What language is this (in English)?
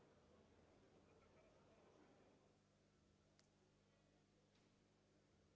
Ukrainian